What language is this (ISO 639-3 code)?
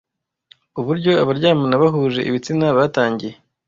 kin